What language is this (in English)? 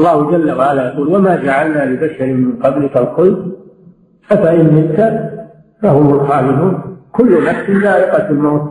Arabic